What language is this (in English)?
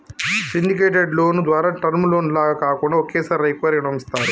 Telugu